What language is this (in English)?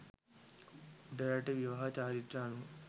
Sinhala